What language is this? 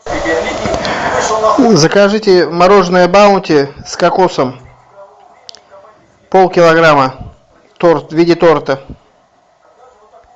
Russian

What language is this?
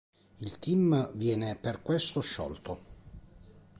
Italian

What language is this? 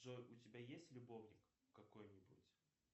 Russian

